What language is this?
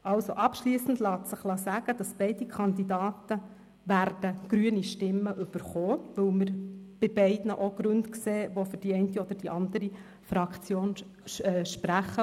Swiss German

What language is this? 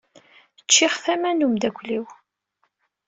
Kabyle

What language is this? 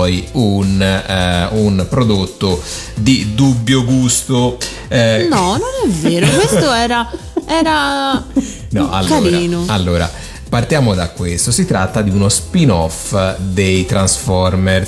Italian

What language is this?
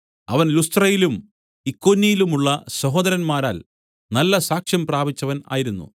Malayalam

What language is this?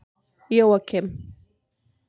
Icelandic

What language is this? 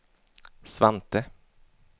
Swedish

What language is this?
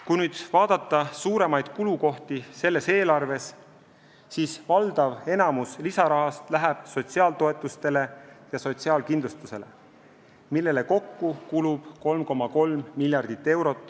Estonian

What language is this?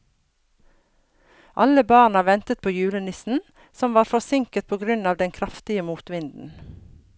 Norwegian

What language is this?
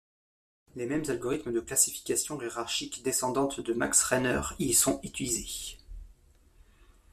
French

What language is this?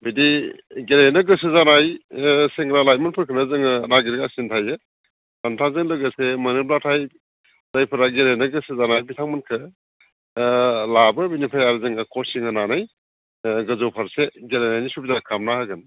Bodo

